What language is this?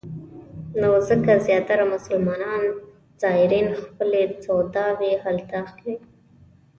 Pashto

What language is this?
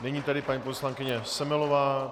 Czech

